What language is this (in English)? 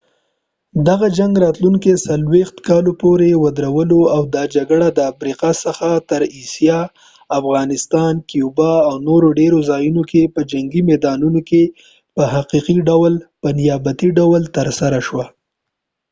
Pashto